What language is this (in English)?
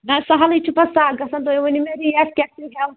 Kashmiri